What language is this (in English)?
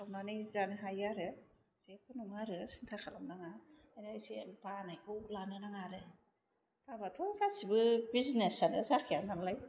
Bodo